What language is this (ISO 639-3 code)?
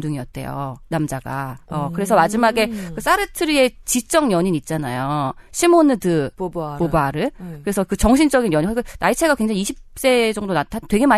kor